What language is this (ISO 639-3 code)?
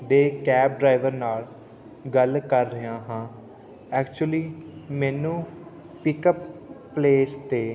pan